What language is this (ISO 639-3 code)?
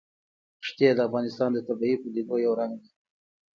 pus